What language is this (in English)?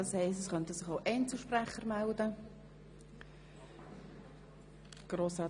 Swiss German